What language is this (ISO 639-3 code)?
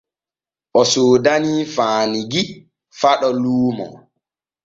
fue